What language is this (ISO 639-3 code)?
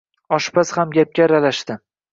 uzb